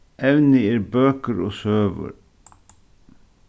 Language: Faroese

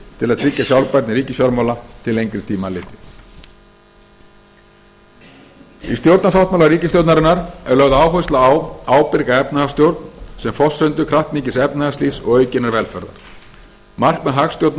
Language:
Icelandic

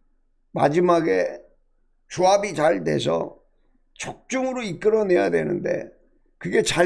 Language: Korean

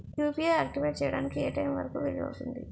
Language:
Telugu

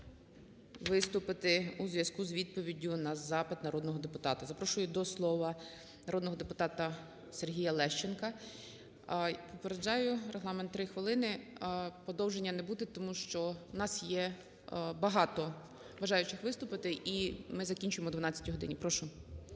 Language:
Ukrainian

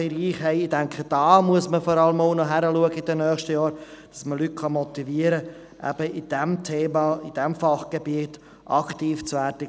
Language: Swiss German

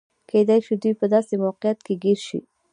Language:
Pashto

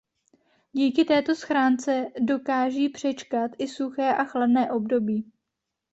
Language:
Czech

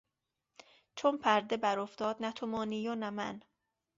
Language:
Persian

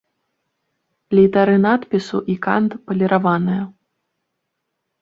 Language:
Belarusian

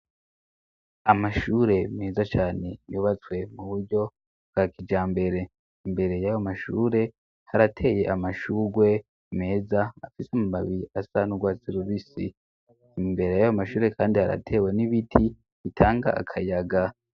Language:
Rundi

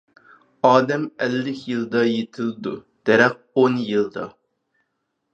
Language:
Uyghur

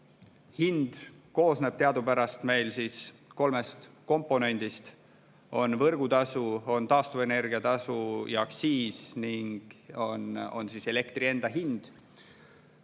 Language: Estonian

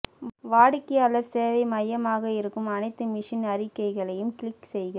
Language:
Tamil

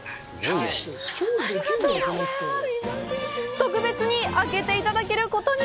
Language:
Japanese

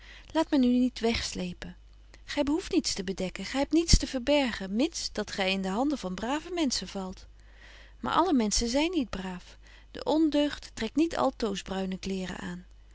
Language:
Dutch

